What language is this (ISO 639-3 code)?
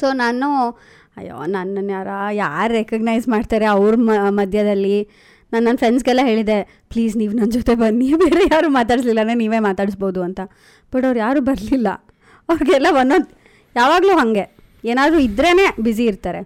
kan